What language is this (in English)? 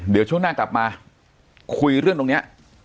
Thai